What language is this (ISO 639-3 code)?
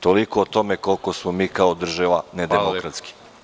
srp